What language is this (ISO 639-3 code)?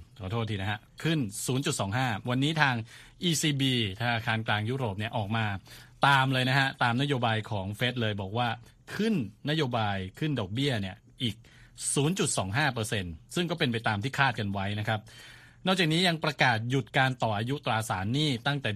tha